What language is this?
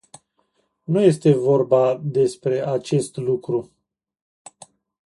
Romanian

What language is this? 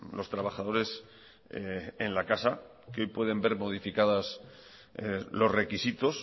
Spanish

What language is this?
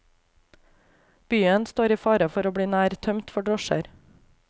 Norwegian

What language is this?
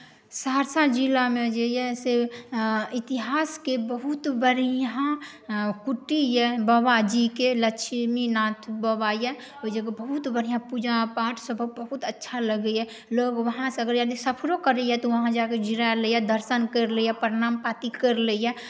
Maithili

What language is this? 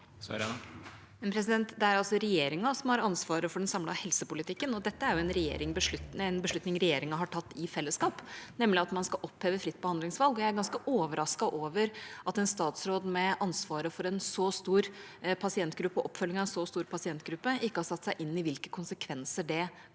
Norwegian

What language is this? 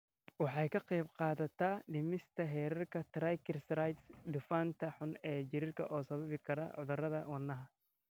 Somali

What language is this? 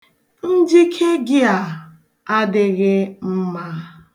Igbo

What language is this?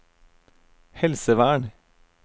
Norwegian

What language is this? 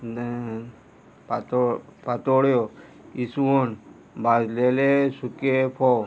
Konkani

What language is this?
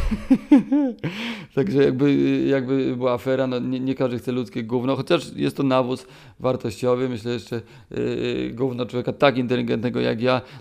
Polish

